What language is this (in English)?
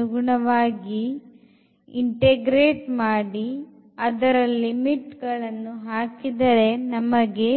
Kannada